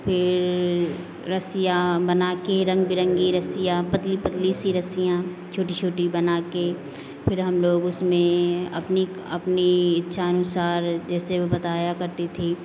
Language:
Hindi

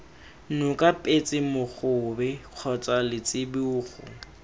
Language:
Tswana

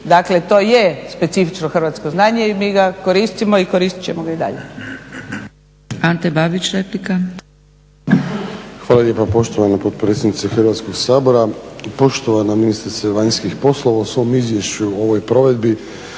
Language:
Croatian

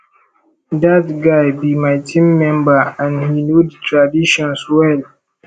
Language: Nigerian Pidgin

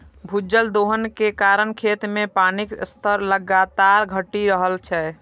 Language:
Maithili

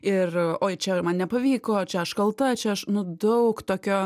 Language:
Lithuanian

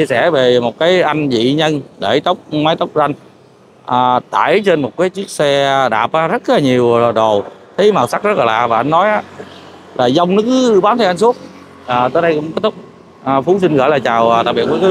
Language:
Vietnamese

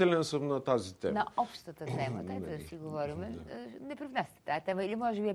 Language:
Bulgarian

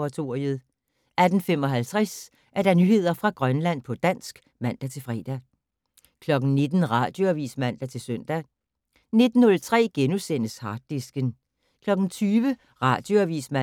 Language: Danish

